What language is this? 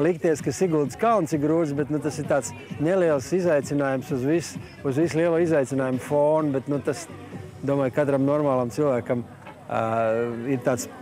Latvian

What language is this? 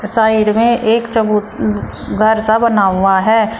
Hindi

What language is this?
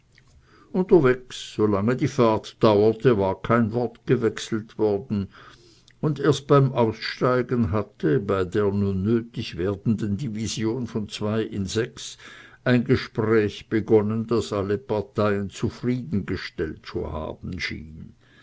German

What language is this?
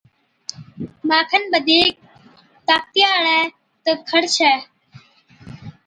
Od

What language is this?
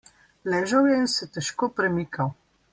Slovenian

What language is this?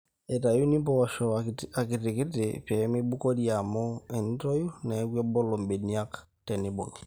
Masai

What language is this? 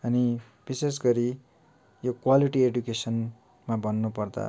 Nepali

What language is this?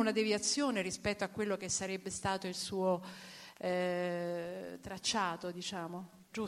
Italian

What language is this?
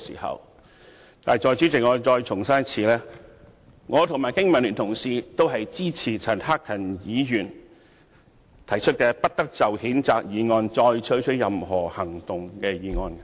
Cantonese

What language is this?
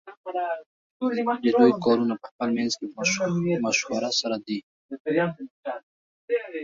Pashto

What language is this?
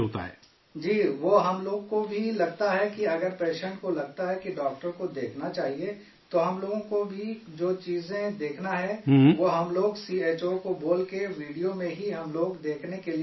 Urdu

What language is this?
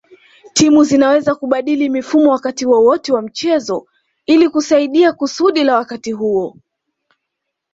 Swahili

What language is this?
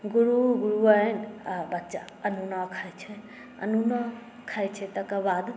Maithili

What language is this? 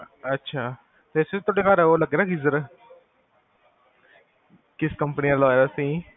Punjabi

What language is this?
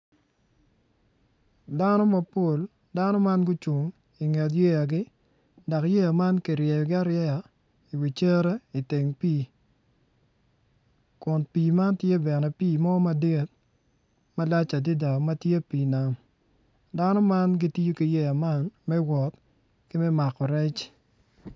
Acoli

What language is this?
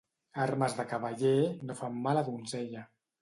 Catalan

